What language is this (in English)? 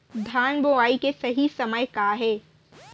Chhattisgarhi